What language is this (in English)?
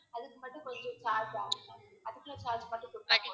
Tamil